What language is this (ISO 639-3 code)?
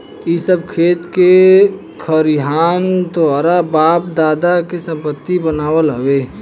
bho